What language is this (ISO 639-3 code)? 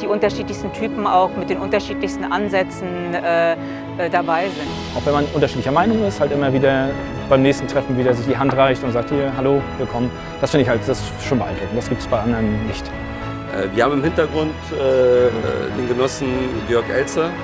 deu